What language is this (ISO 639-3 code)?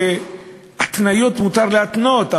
heb